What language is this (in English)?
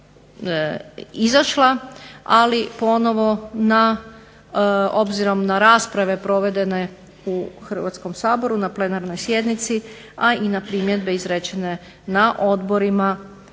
Croatian